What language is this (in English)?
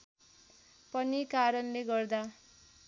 Nepali